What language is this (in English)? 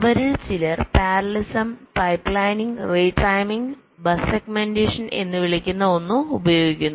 Malayalam